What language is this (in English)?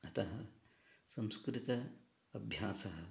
Sanskrit